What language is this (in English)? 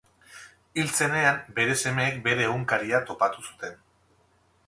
Basque